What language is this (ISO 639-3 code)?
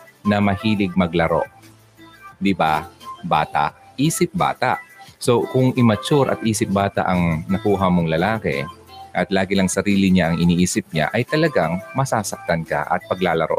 fil